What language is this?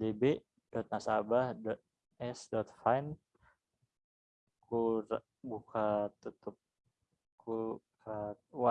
Indonesian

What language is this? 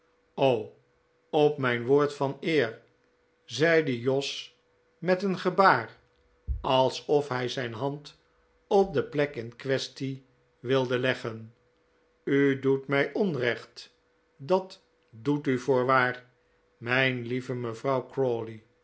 Dutch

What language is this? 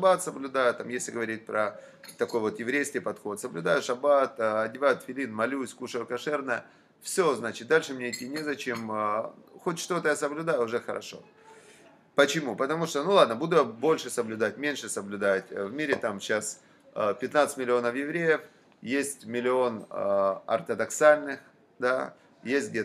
Russian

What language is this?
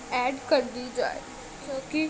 Urdu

